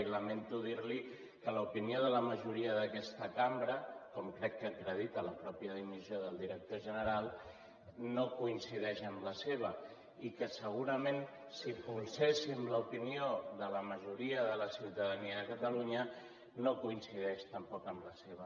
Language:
Catalan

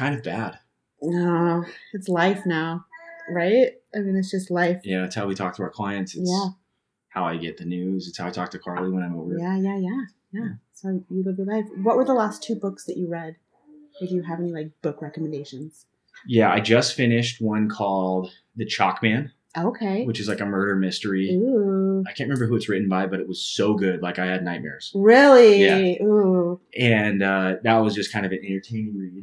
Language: English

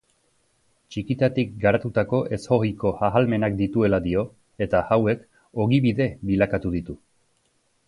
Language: Basque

